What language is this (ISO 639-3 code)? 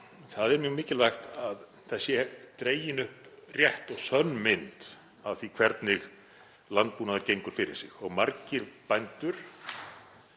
isl